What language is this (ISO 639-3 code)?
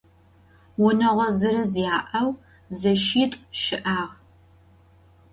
ady